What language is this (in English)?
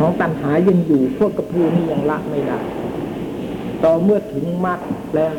Thai